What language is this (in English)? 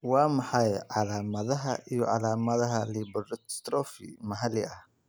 Somali